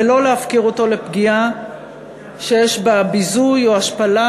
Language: Hebrew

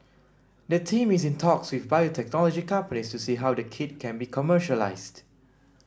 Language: English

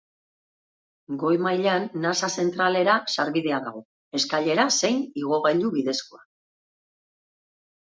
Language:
Basque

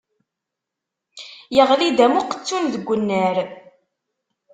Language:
Kabyle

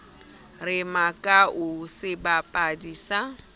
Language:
Southern Sotho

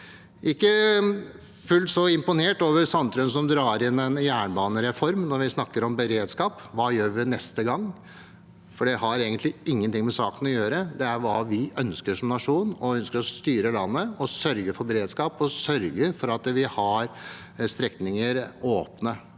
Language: Norwegian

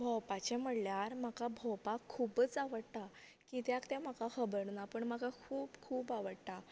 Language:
Konkani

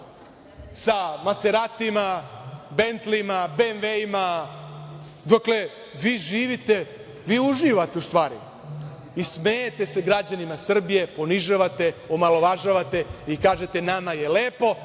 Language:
Serbian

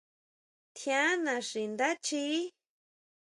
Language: Huautla Mazatec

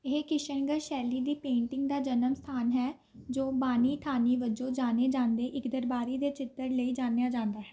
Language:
Punjabi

